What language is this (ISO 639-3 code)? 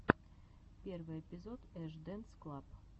rus